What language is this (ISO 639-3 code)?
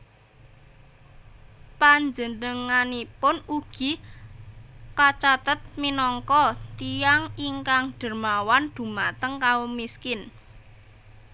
jav